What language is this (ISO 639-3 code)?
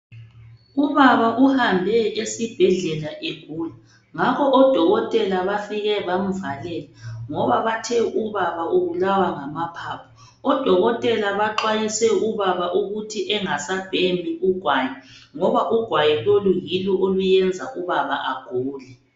nde